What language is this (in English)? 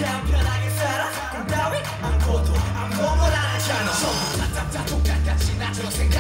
Korean